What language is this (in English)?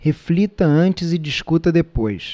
Portuguese